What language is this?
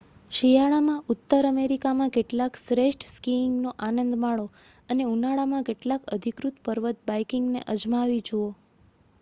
Gujarati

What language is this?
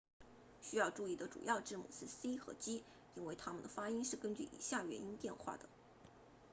Chinese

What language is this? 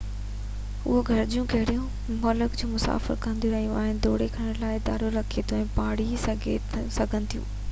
Sindhi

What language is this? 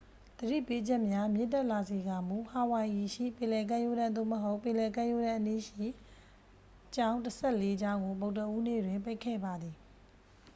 Burmese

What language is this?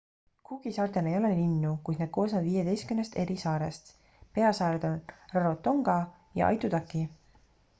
Estonian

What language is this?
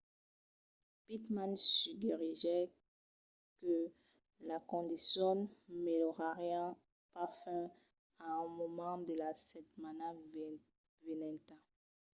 Occitan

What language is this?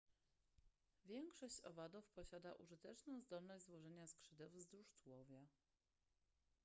Polish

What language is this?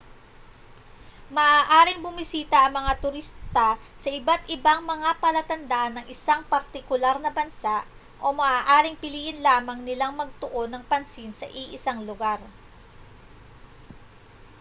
Filipino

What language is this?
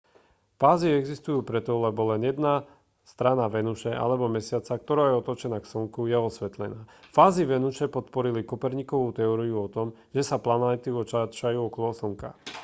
Slovak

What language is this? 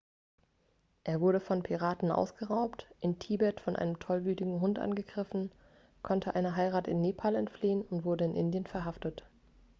German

